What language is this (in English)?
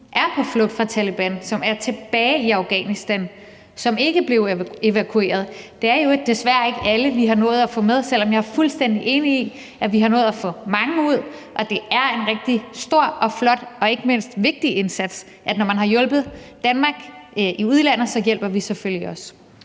Danish